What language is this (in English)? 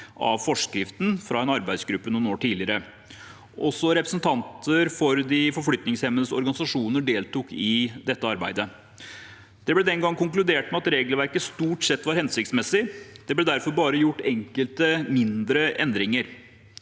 Norwegian